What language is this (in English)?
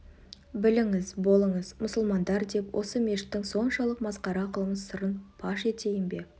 Kazakh